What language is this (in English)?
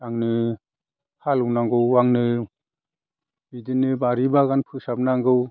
Bodo